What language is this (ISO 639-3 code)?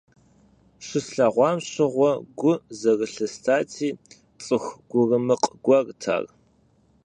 kbd